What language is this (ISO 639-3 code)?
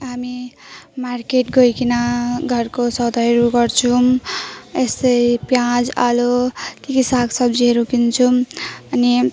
nep